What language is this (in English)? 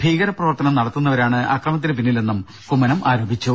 Malayalam